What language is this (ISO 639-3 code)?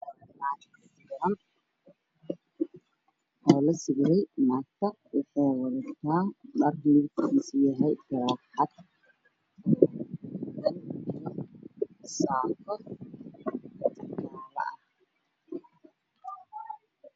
som